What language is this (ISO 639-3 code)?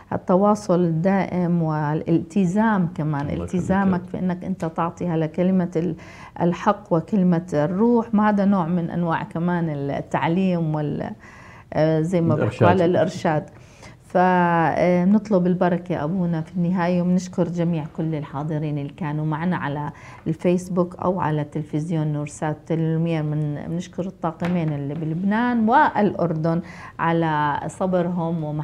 ara